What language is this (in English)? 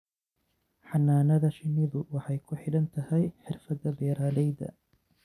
Somali